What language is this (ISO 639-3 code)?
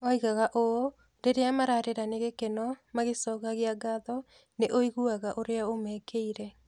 kik